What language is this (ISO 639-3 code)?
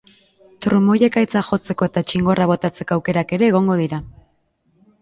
eus